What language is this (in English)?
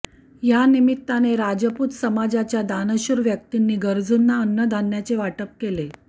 Marathi